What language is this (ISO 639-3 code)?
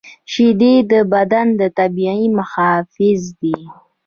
pus